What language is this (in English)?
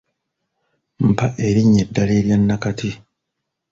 Ganda